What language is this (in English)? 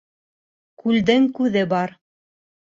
Bashkir